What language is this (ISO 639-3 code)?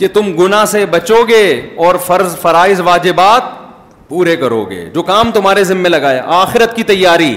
urd